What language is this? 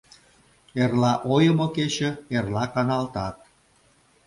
Mari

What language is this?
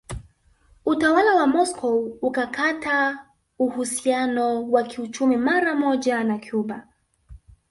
Swahili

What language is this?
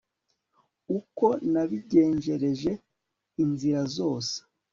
Kinyarwanda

